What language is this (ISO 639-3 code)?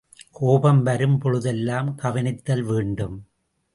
tam